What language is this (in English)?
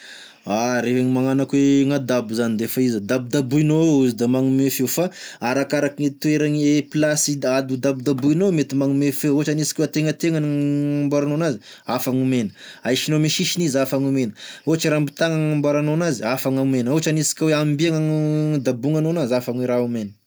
Tesaka Malagasy